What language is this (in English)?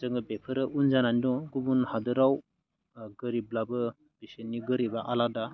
Bodo